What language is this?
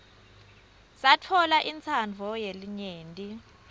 Swati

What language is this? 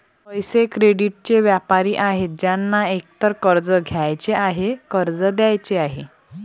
Marathi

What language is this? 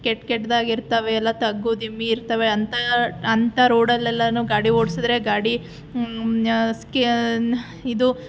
Kannada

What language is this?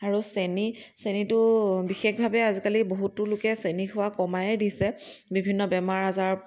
Assamese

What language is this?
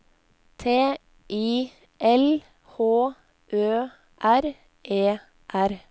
Norwegian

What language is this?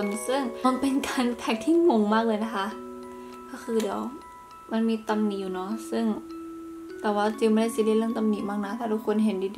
Thai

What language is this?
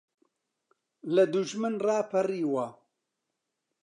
Central Kurdish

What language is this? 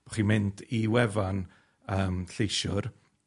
Welsh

